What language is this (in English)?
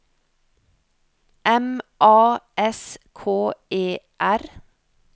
Norwegian